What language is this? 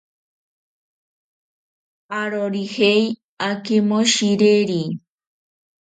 Ashéninka Perené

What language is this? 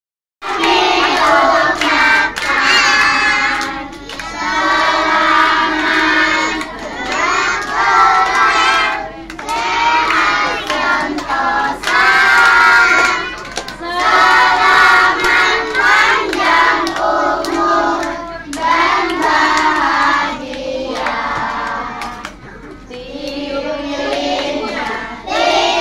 Indonesian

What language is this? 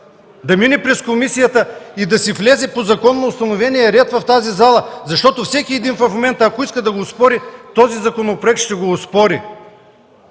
Bulgarian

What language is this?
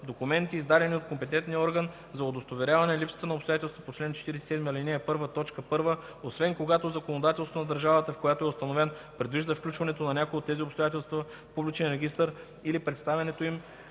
Bulgarian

